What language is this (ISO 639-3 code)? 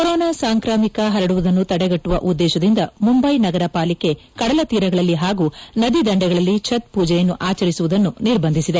kan